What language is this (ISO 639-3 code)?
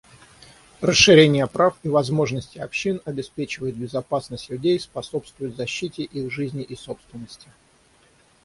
rus